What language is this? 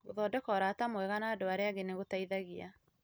Kikuyu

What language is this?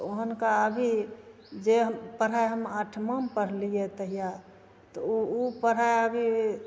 Maithili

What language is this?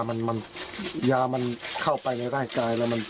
Thai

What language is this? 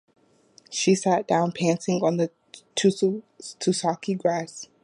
English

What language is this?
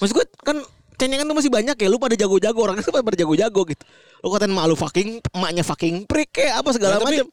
Indonesian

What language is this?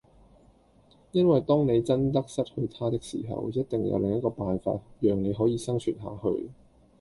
Cantonese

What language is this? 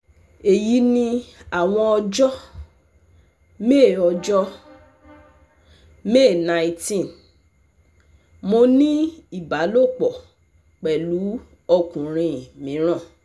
Yoruba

